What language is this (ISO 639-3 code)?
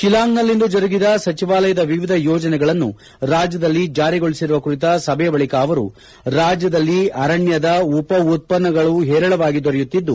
kan